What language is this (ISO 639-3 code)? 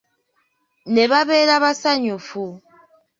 lug